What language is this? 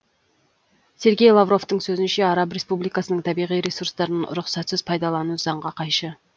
Kazakh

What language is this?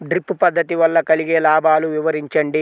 Telugu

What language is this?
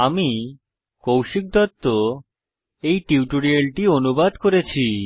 Bangla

